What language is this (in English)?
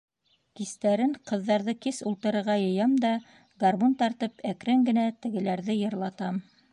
Bashkir